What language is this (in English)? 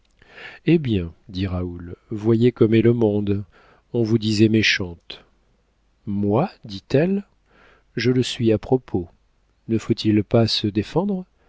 French